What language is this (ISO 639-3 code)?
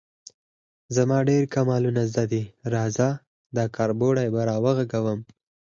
pus